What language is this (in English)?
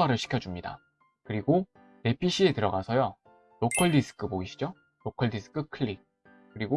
Korean